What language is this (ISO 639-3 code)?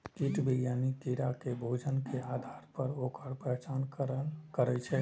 mai